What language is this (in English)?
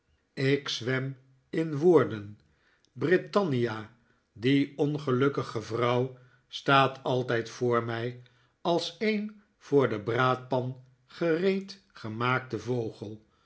Dutch